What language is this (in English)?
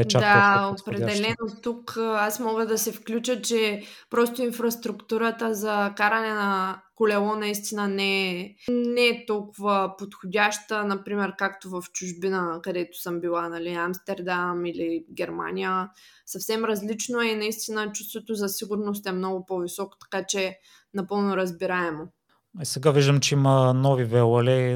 Bulgarian